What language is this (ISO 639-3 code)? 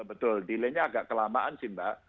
ind